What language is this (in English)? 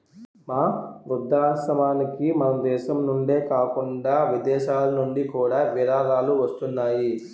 Telugu